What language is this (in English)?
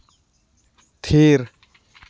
Santali